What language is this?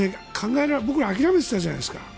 Japanese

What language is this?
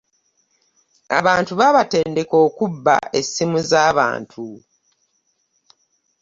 Ganda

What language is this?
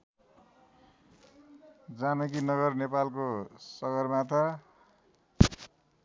Nepali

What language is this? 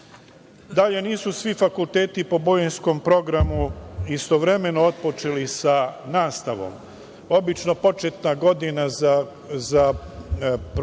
Serbian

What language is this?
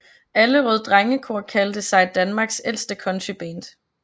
Danish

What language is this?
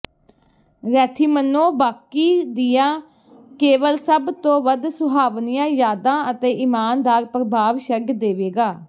Punjabi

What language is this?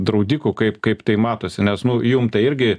Lithuanian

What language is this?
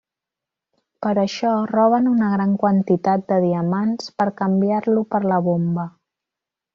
Catalan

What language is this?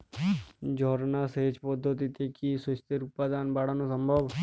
Bangla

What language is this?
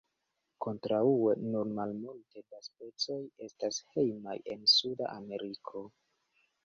Esperanto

